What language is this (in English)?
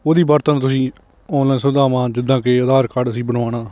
Punjabi